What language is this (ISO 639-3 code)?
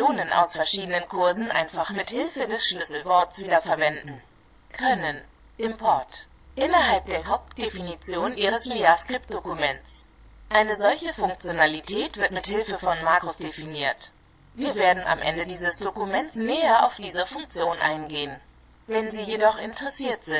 deu